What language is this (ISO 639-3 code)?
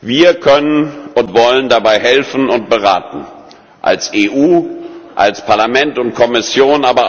deu